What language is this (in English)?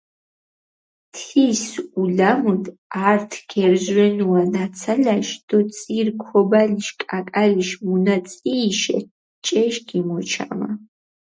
Mingrelian